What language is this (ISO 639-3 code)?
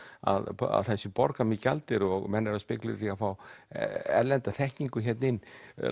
isl